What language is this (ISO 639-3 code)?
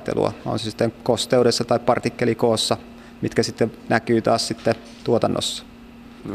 fin